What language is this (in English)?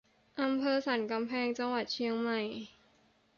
Thai